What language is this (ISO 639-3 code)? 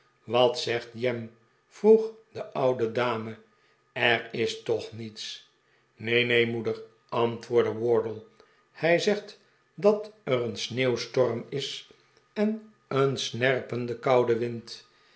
nld